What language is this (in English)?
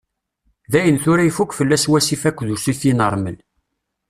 Kabyle